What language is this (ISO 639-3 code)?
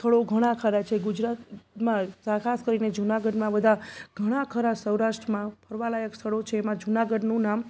guj